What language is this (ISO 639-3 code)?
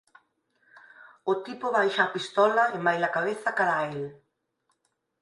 glg